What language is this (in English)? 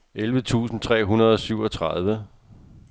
Danish